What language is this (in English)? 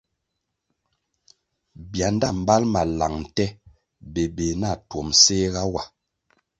Kwasio